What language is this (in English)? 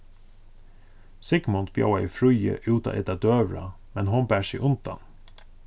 Faroese